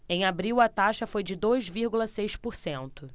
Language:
Portuguese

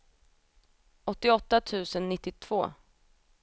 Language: Swedish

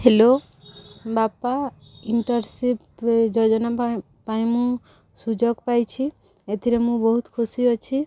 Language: Odia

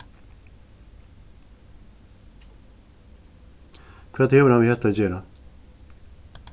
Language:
Faroese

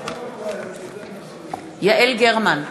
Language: Hebrew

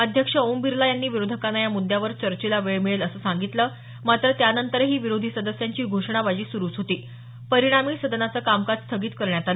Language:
Marathi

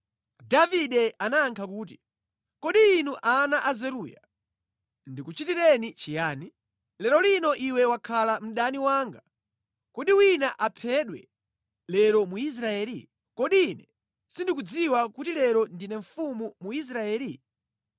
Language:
Nyanja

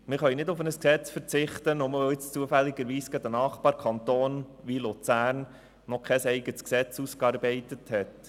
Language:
Swiss German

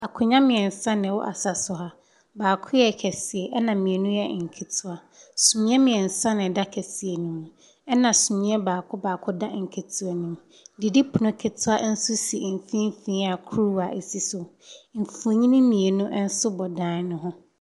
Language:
Akan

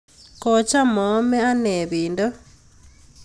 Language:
Kalenjin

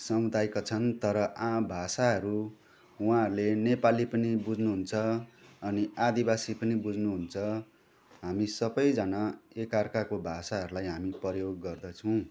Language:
Nepali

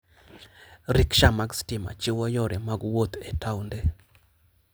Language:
Luo (Kenya and Tanzania)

